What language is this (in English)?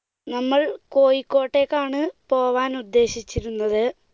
Malayalam